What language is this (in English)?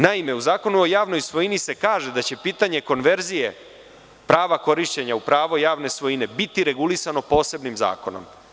Serbian